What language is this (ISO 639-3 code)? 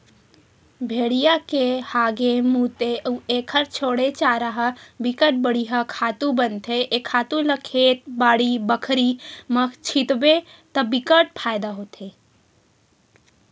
hne